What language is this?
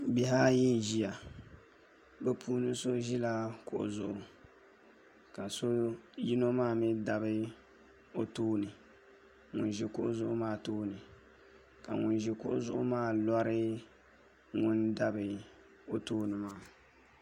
Dagbani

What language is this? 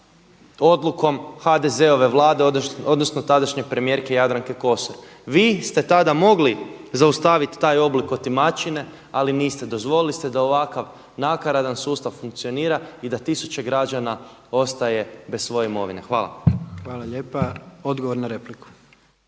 Croatian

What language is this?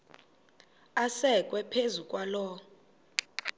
Xhosa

